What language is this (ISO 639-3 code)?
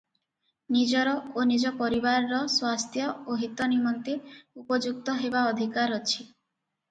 ori